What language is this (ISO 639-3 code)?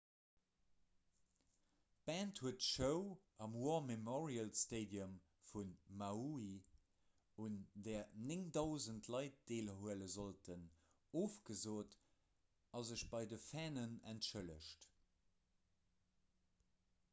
ltz